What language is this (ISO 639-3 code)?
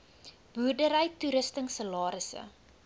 afr